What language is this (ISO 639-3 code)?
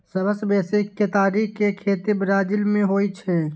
mai